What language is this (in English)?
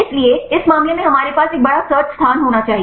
Hindi